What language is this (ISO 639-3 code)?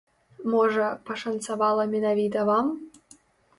bel